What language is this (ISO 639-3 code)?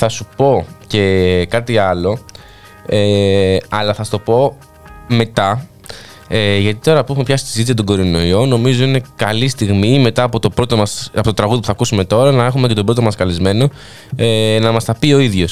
ell